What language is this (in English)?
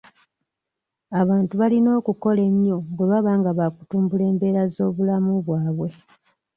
Ganda